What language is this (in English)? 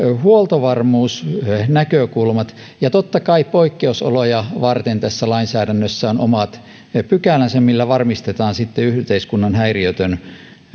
Finnish